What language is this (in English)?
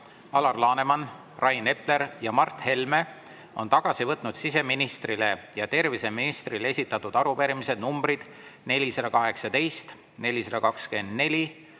Estonian